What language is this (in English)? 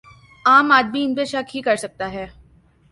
Urdu